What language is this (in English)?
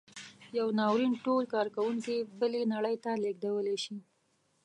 Pashto